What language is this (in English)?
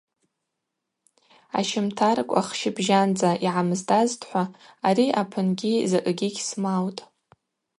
Abaza